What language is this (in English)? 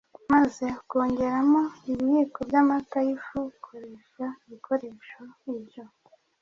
Kinyarwanda